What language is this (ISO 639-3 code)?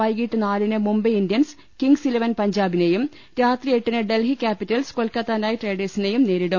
mal